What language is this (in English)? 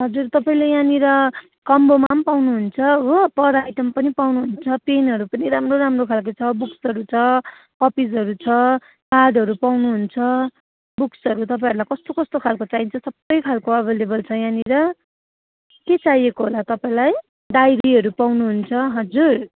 Nepali